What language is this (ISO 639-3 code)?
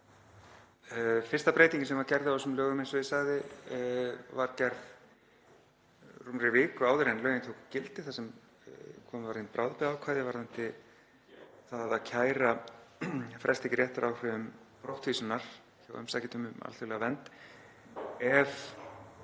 isl